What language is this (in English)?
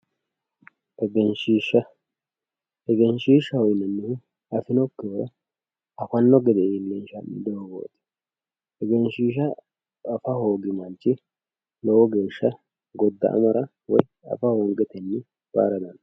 Sidamo